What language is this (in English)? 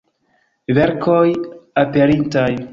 Esperanto